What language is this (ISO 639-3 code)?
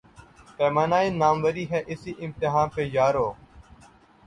urd